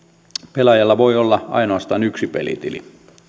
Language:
Finnish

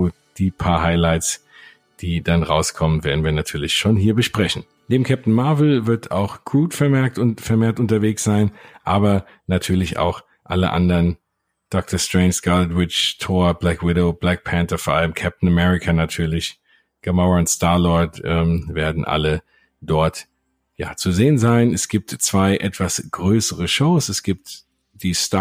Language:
German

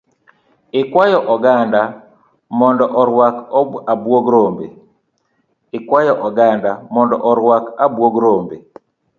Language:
Luo (Kenya and Tanzania)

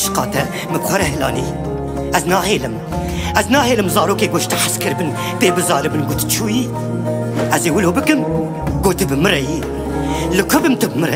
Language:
Romanian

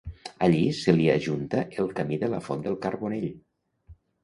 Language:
Catalan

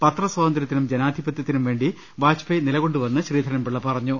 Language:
Malayalam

